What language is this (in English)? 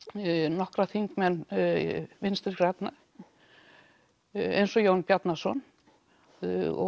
Icelandic